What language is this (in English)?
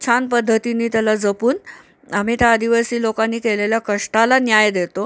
Marathi